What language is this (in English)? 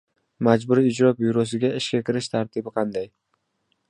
Uzbek